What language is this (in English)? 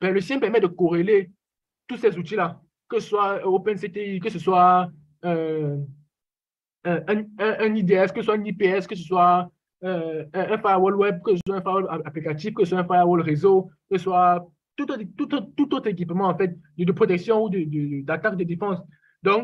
French